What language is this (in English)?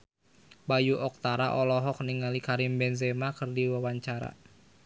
Sundanese